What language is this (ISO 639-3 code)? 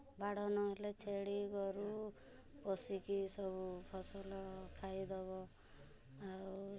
ori